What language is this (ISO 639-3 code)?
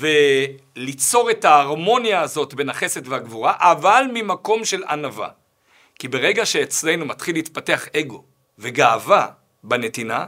heb